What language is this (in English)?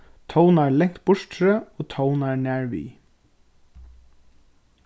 Faroese